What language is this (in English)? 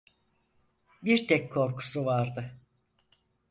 Turkish